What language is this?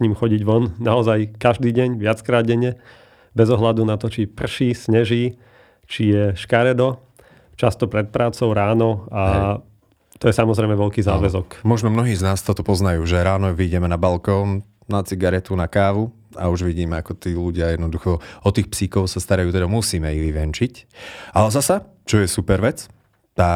Slovak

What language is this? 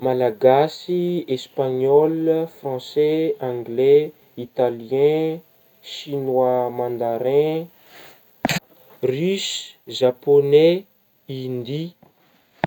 Northern Betsimisaraka Malagasy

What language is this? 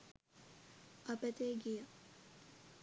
Sinhala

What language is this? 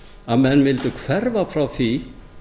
Icelandic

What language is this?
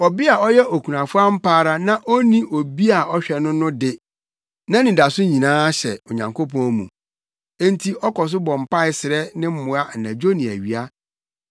Akan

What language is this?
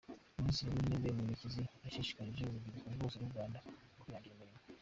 Kinyarwanda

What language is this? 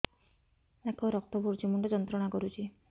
Odia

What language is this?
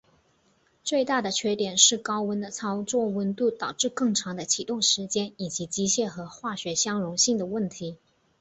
Chinese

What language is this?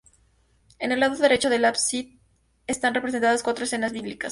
Spanish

